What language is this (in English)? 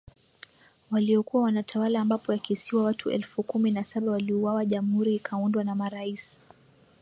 Swahili